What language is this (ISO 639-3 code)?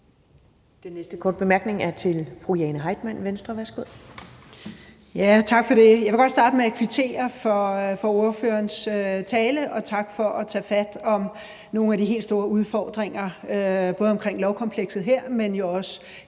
dan